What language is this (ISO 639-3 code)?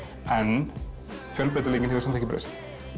isl